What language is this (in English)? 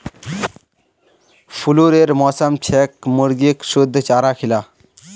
Magahi